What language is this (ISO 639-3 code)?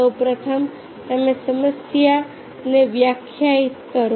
guj